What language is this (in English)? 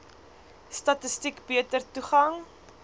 Afrikaans